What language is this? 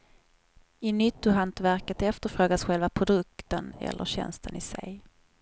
Swedish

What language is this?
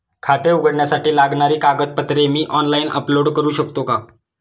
Marathi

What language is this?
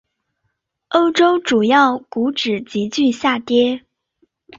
Chinese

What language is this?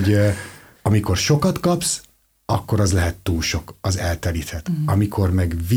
Hungarian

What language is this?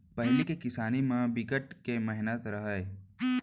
Chhattisgarhi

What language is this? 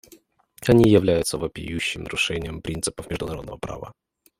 Russian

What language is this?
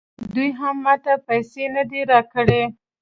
Pashto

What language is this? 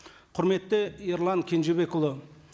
Kazakh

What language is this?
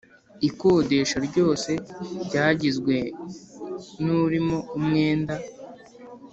Kinyarwanda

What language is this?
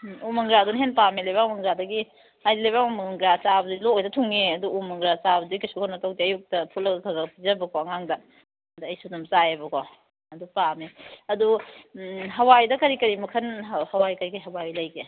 Manipuri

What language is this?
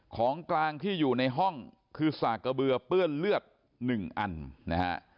Thai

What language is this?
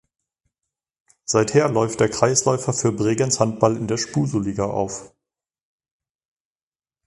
German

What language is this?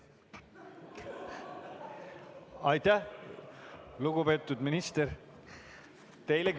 Estonian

